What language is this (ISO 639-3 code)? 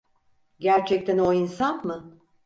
tur